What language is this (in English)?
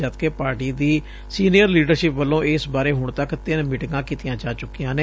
Punjabi